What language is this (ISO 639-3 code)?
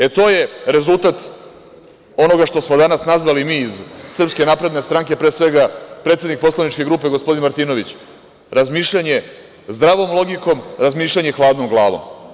srp